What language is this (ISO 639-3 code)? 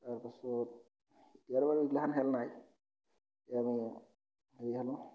asm